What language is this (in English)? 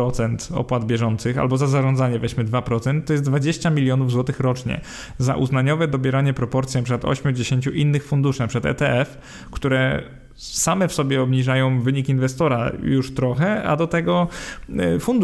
Polish